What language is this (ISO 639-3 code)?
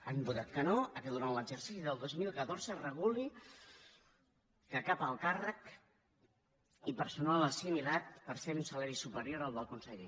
cat